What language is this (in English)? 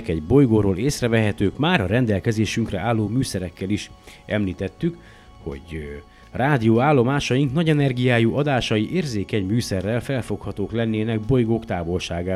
Hungarian